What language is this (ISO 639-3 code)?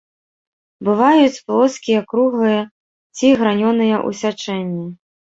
bel